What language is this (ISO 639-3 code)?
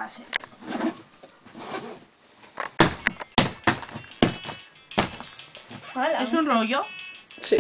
spa